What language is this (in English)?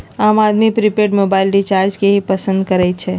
Magahi